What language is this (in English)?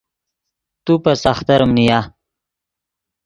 Yidgha